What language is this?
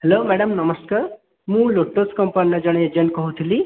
Odia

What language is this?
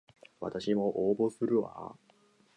Japanese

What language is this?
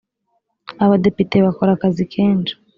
Kinyarwanda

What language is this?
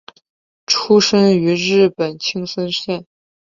Chinese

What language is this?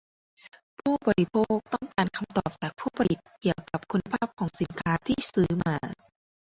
Thai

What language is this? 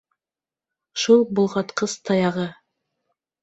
Bashkir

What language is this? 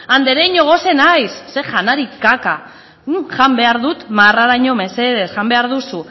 Basque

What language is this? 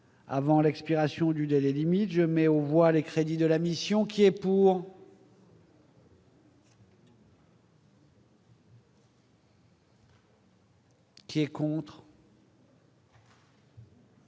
French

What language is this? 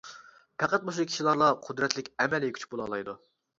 Uyghur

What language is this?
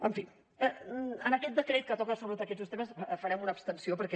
Catalan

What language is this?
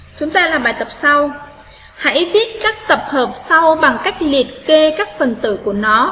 Vietnamese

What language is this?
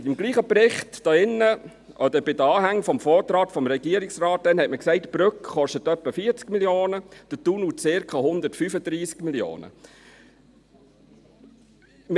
Swiss German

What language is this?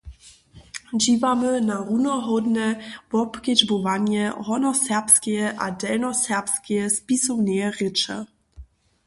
Upper Sorbian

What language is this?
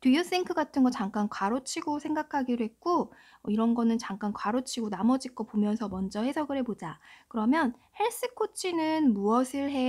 Korean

